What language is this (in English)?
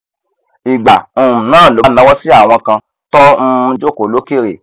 Yoruba